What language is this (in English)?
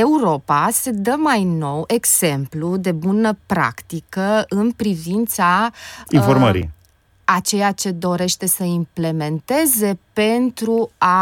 Romanian